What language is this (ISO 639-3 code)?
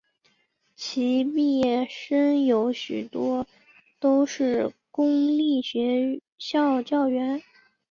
zho